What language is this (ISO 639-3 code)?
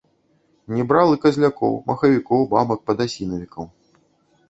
bel